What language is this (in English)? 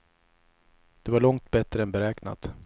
Swedish